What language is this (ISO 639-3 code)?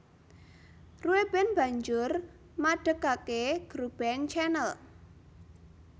jav